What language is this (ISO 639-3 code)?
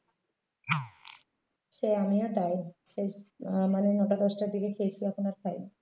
ben